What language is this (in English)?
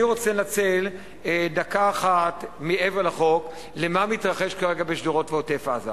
Hebrew